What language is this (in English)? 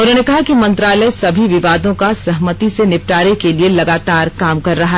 Hindi